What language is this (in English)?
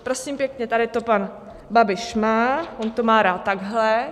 Czech